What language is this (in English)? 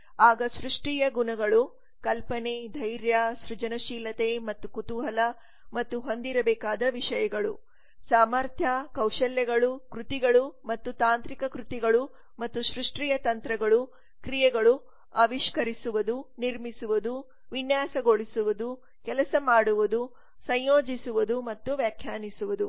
Kannada